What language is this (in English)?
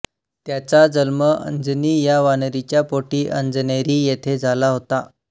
Marathi